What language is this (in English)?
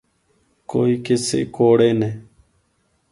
Northern Hindko